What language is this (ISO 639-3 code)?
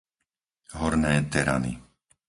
slk